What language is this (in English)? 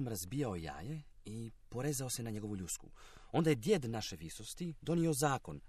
Croatian